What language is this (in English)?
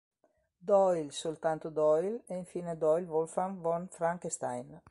Italian